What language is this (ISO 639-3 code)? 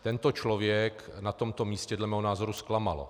ces